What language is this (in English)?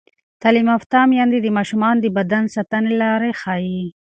Pashto